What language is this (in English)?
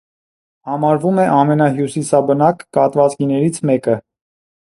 Armenian